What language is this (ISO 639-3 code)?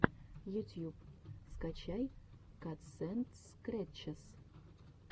rus